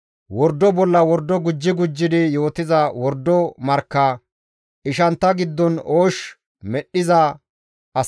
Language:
Gamo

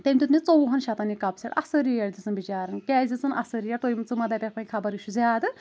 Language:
Kashmiri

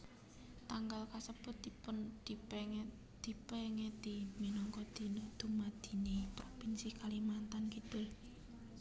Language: Javanese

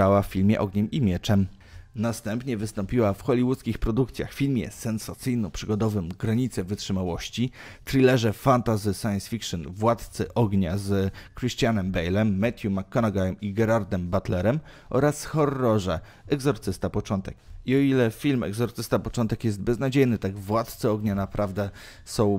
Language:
Polish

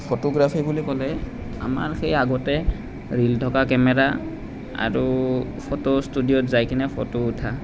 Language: Assamese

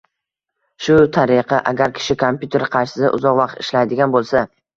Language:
Uzbek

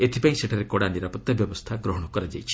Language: Odia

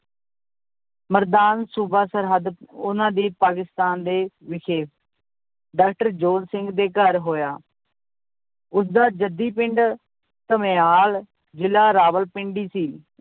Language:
Punjabi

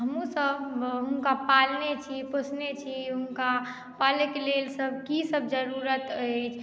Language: Maithili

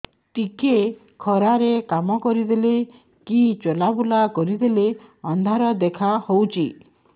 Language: Odia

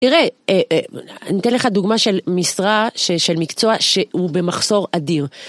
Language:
Hebrew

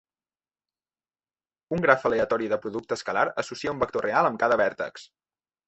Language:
Catalan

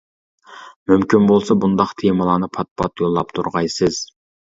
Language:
Uyghur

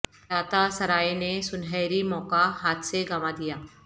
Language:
Urdu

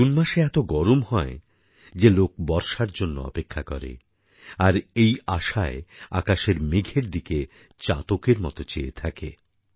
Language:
Bangla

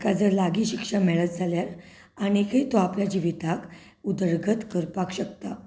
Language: Konkani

